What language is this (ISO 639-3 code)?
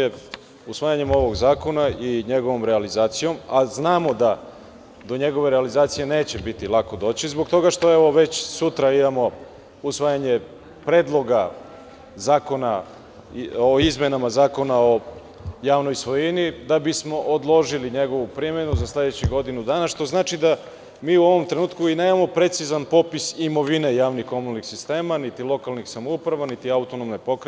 srp